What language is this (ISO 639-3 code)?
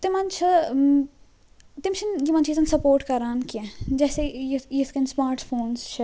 kas